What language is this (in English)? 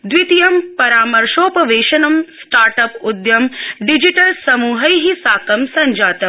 Sanskrit